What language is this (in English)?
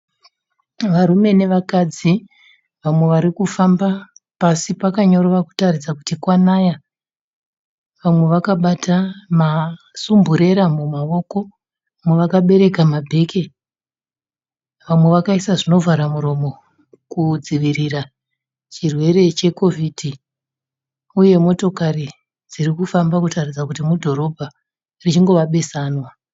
Shona